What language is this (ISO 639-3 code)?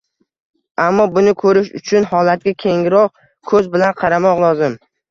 uzb